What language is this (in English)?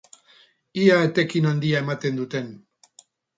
Basque